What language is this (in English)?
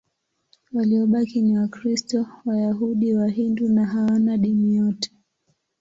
Swahili